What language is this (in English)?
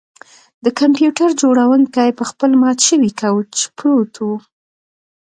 Pashto